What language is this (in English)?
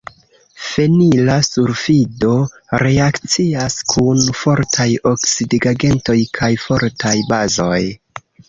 Esperanto